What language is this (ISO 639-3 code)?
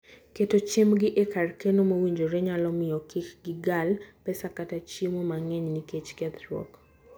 luo